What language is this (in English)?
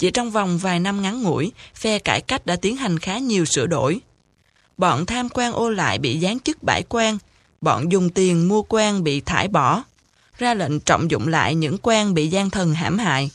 Vietnamese